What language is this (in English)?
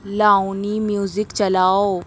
Urdu